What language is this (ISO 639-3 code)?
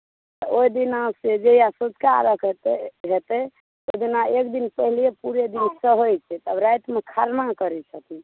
mai